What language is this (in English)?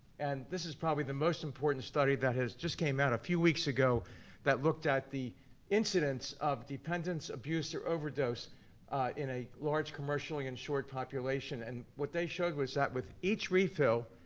English